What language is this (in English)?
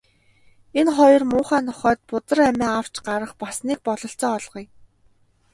Mongolian